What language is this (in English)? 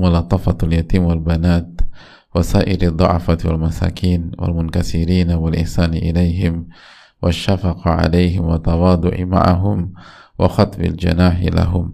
Indonesian